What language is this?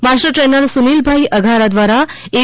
Gujarati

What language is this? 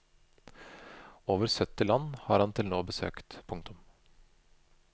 Norwegian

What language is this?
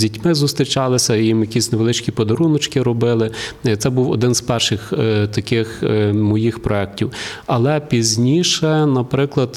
Ukrainian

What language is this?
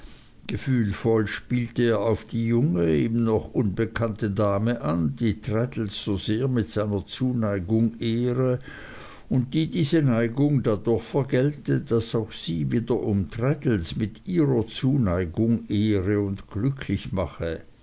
German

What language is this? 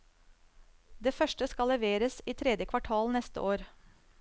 Norwegian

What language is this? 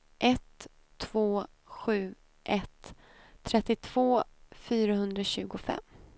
Swedish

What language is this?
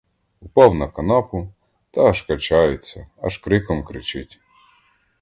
Ukrainian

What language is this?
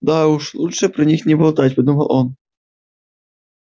Russian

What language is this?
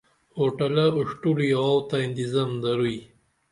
Dameli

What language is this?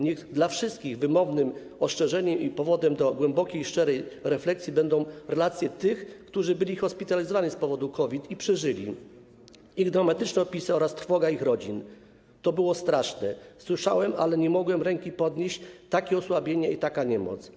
Polish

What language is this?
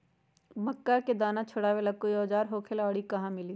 Magahi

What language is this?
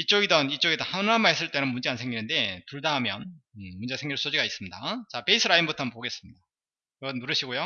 Korean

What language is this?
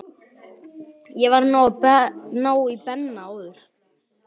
Icelandic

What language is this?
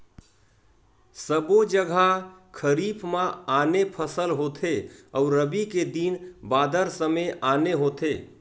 Chhattisgarhi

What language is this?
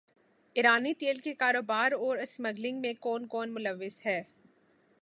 Urdu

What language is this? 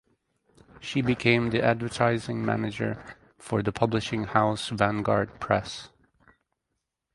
English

